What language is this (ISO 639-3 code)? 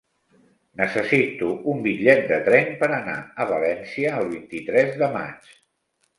cat